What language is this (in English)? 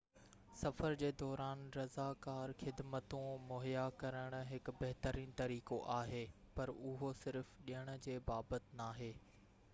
Sindhi